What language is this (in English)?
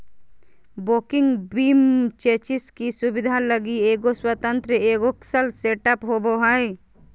Magahi